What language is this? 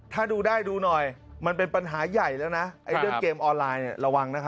Thai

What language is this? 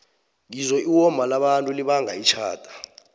South Ndebele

